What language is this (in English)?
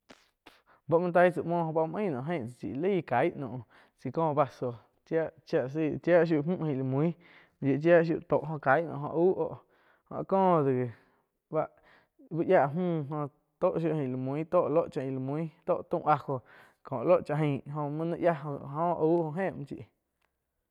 Quiotepec Chinantec